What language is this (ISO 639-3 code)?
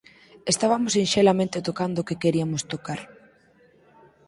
glg